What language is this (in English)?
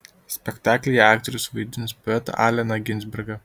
Lithuanian